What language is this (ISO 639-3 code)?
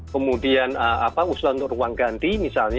ind